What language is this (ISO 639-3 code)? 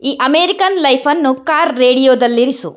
kan